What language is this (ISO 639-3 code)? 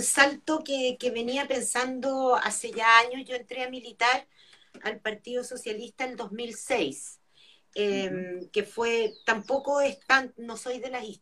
spa